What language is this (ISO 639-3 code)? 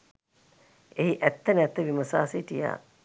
sin